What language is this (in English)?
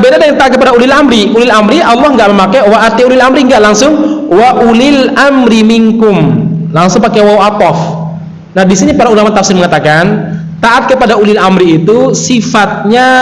Indonesian